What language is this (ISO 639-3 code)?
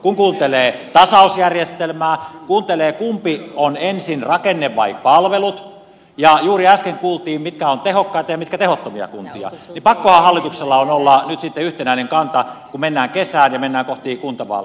fin